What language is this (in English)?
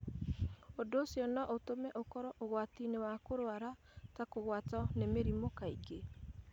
Kikuyu